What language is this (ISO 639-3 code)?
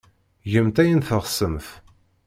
kab